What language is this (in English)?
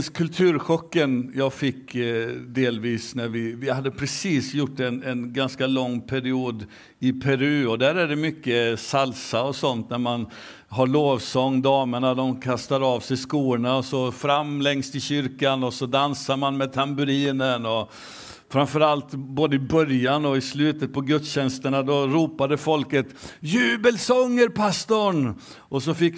Swedish